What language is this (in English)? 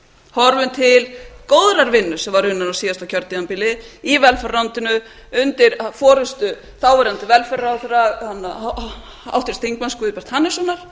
Icelandic